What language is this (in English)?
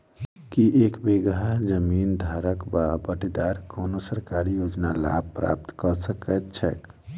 Maithili